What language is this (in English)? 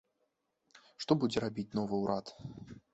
Belarusian